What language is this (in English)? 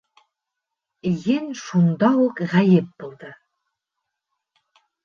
Bashkir